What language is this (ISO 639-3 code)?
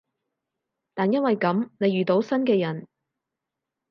yue